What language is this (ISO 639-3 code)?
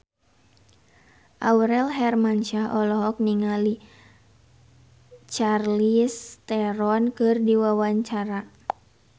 sun